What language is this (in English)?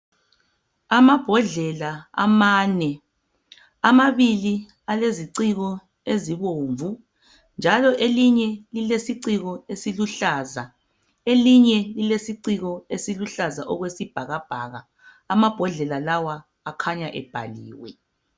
North Ndebele